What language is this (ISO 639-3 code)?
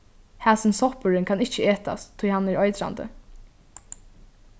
fao